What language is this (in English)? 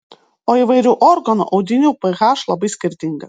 Lithuanian